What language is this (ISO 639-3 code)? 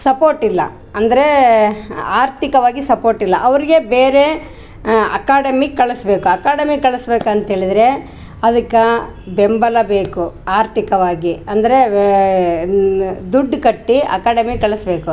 kan